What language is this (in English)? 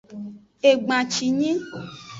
Aja (Benin)